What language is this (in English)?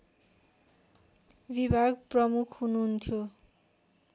Nepali